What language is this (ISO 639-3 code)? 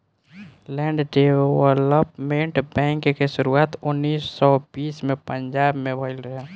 bho